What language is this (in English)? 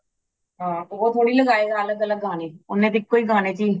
Punjabi